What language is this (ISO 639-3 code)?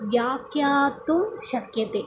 san